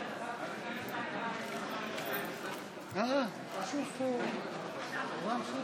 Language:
Hebrew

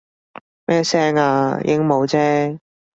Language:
Cantonese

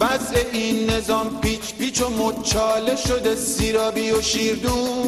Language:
Persian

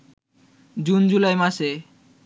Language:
Bangla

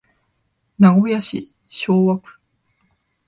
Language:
Japanese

